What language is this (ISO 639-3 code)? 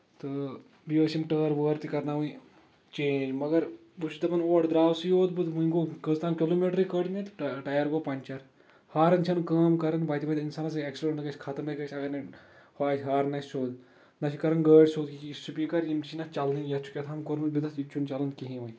kas